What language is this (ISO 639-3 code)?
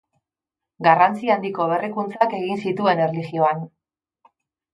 eus